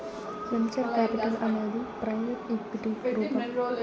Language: Telugu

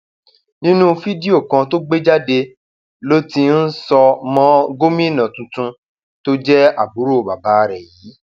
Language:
Yoruba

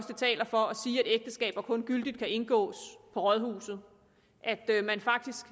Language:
Danish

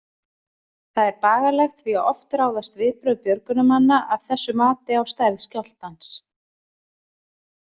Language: Icelandic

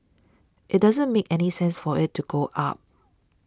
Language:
English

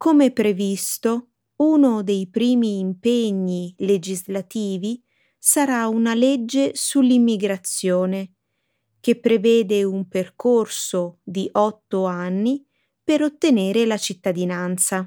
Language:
Italian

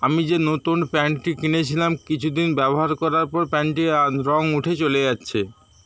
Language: Bangla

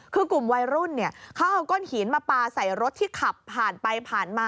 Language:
Thai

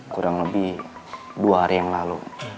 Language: Indonesian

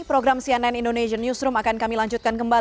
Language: Indonesian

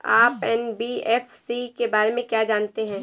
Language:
Hindi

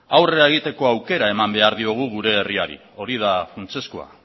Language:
Basque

